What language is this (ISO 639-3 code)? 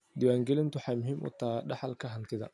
som